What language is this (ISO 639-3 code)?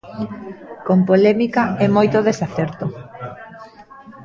glg